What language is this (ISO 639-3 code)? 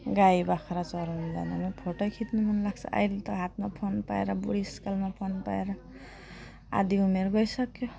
nep